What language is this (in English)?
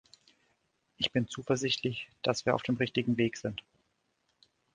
German